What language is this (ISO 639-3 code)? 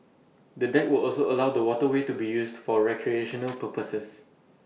eng